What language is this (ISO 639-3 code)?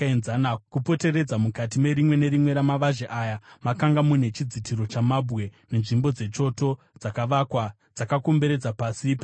sna